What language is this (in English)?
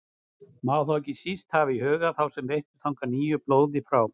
Icelandic